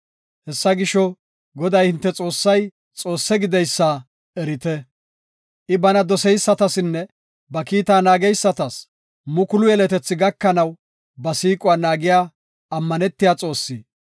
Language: Gofa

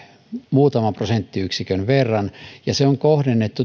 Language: Finnish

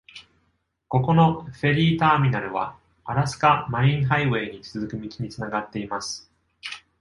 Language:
Japanese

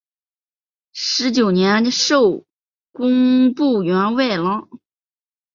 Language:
Chinese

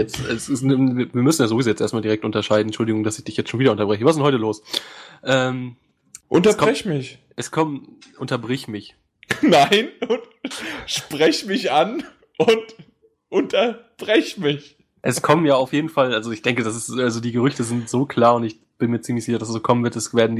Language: German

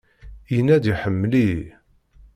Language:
Kabyle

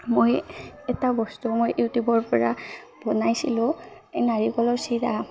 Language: Assamese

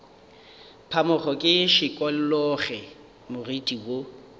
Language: Northern Sotho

